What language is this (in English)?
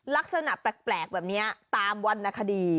Thai